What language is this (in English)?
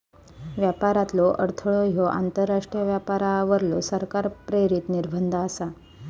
Marathi